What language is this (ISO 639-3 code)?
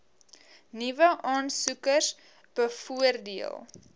afr